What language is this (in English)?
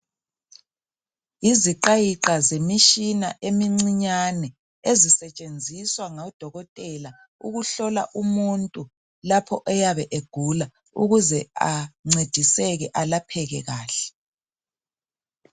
North Ndebele